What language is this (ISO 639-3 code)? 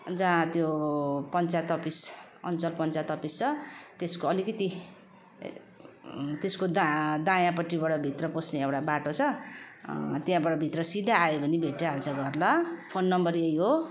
nep